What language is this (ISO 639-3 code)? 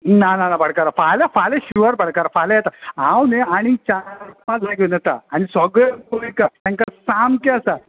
kok